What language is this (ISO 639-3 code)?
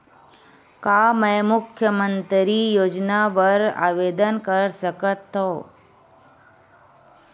hne